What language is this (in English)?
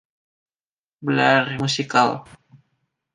Indonesian